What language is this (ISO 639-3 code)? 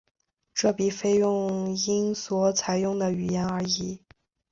zho